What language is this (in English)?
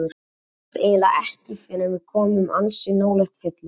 Icelandic